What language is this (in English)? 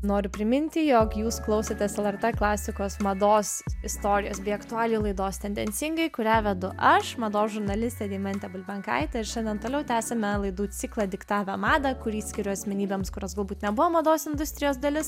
Lithuanian